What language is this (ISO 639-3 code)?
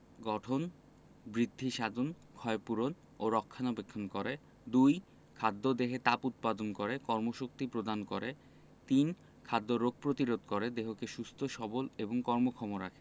ben